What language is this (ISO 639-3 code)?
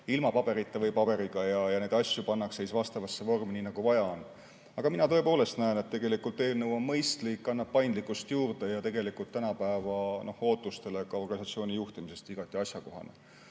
est